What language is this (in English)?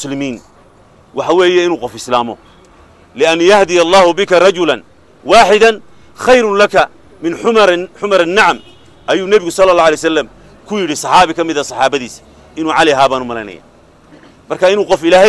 Arabic